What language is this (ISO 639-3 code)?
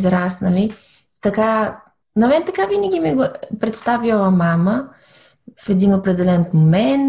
bul